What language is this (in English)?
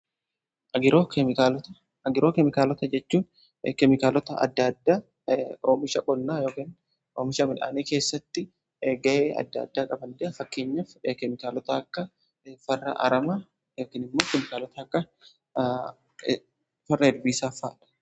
Oromo